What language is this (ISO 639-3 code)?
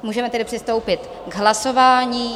ces